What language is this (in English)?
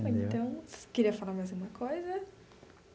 Portuguese